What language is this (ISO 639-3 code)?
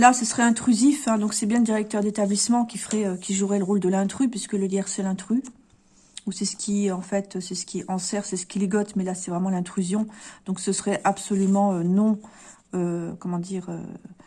fra